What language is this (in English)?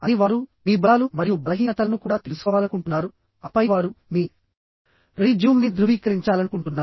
Telugu